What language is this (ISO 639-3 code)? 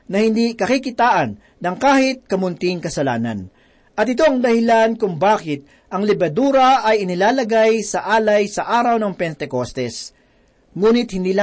fil